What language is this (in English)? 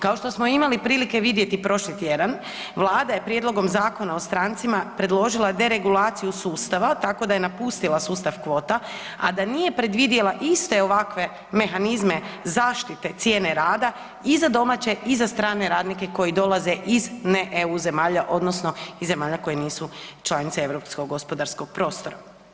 Croatian